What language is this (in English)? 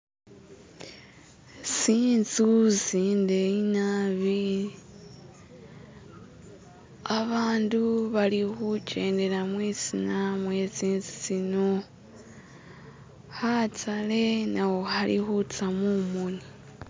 Masaaba